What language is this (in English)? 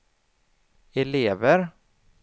Swedish